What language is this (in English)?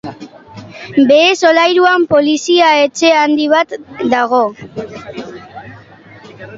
Basque